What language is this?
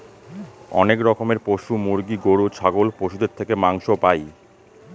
Bangla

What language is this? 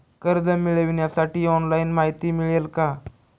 Marathi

